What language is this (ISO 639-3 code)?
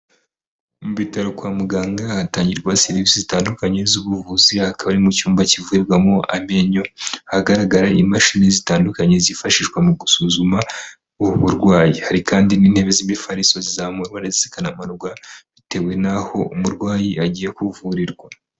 kin